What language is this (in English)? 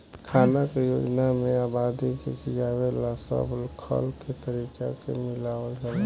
Bhojpuri